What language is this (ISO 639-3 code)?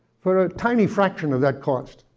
eng